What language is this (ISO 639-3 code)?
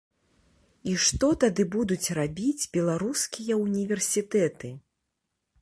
bel